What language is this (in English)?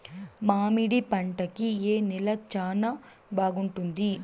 Telugu